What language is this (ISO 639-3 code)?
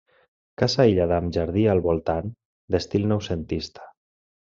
cat